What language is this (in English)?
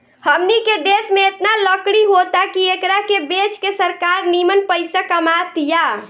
Bhojpuri